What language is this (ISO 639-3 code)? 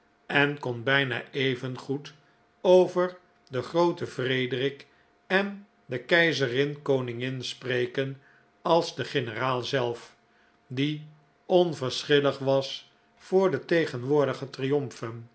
nld